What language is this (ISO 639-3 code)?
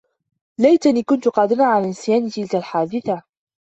ara